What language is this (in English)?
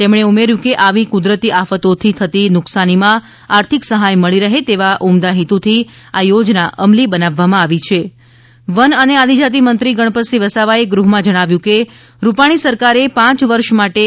Gujarati